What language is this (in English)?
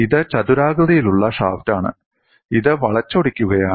Malayalam